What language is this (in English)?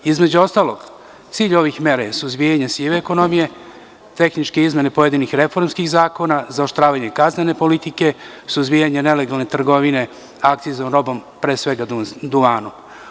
Serbian